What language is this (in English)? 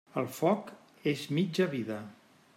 Catalan